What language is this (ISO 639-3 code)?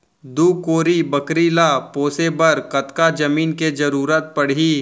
hne